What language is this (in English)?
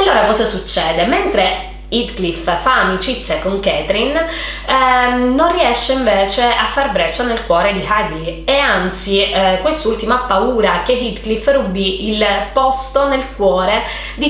Italian